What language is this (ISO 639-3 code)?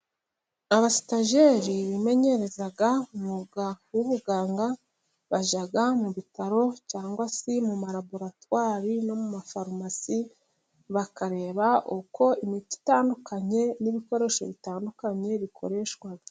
kin